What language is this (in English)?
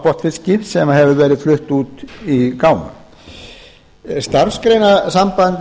Icelandic